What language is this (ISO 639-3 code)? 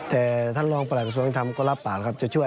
tha